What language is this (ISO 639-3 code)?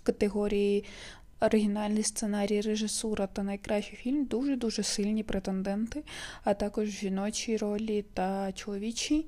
ukr